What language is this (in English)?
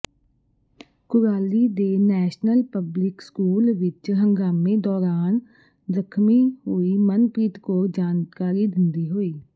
Punjabi